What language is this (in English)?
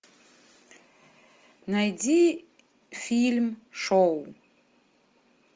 Russian